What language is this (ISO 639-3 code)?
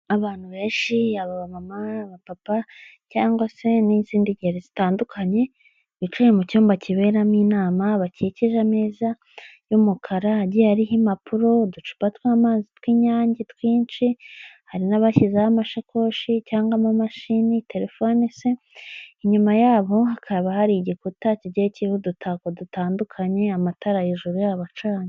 kin